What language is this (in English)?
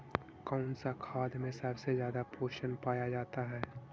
Magahi